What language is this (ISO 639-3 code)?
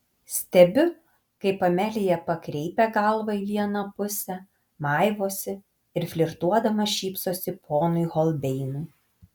lit